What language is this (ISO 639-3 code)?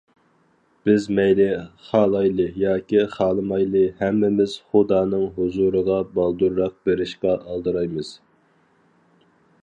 uig